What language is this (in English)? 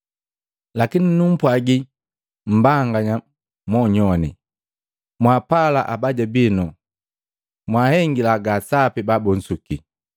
Matengo